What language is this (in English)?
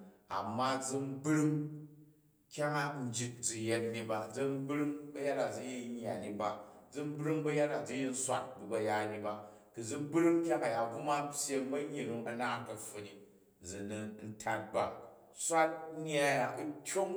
Jju